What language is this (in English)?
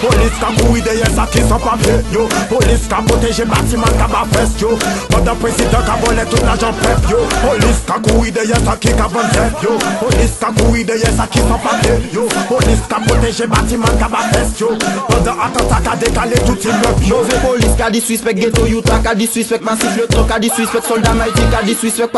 Romanian